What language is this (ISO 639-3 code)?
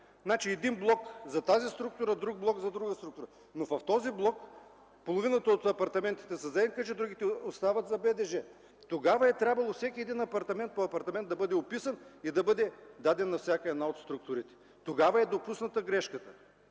bul